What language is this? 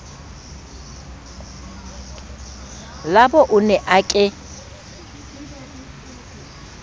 Southern Sotho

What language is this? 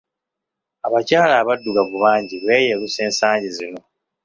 Ganda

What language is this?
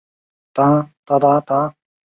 Chinese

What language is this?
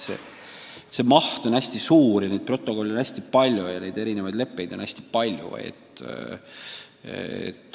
Estonian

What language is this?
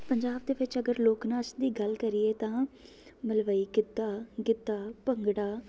Punjabi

